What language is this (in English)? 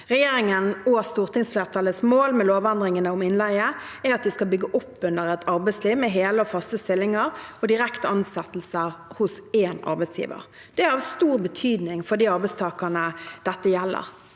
Norwegian